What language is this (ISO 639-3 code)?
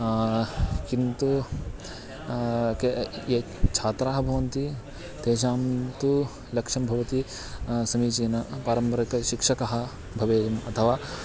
san